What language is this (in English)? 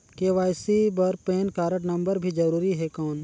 Chhattisgarhi